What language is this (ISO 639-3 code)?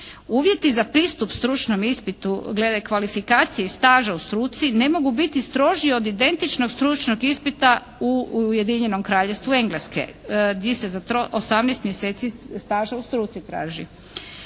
hrv